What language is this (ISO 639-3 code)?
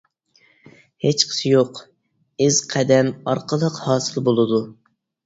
uig